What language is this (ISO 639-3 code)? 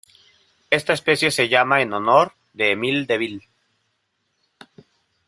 spa